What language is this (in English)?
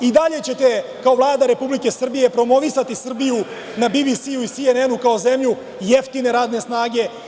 Serbian